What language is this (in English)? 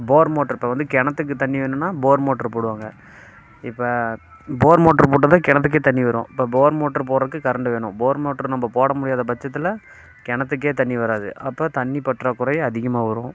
Tamil